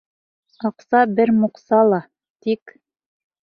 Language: Bashkir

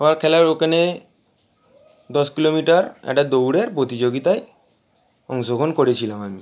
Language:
Bangla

